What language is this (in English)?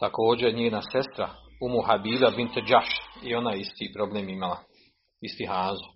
Croatian